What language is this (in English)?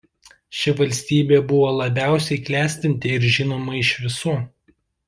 Lithuanian